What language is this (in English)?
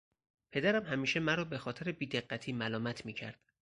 Persian